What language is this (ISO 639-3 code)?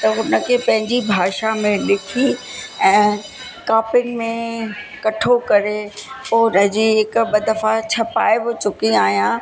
snd